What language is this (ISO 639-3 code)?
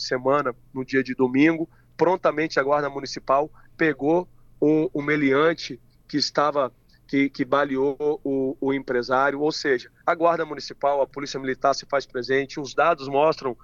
por